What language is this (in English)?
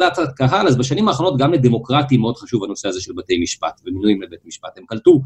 Hebrew